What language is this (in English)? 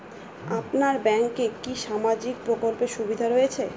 Bangla